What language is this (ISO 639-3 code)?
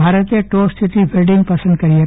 guj